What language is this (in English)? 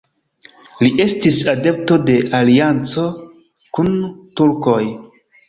Esperanto